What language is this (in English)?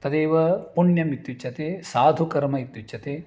Sanskrit